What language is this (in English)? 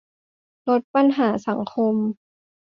Thai